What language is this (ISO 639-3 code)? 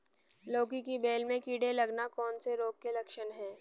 hin